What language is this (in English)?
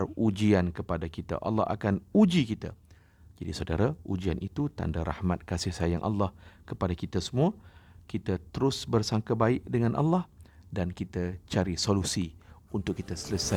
Malay